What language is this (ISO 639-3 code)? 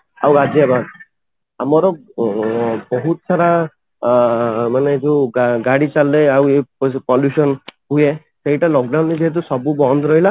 ori